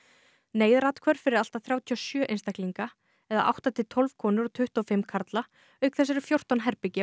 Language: Icelandic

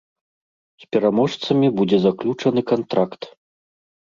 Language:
Belarusian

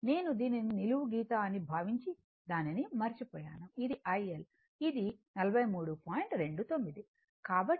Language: Telugu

